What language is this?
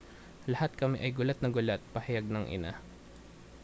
Filipino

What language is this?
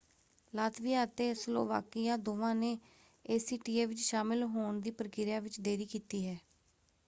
Punjabi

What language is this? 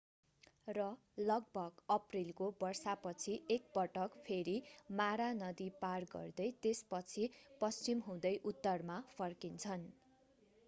Nepali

